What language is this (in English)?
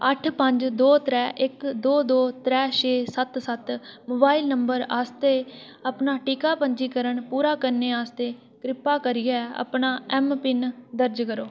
Dogri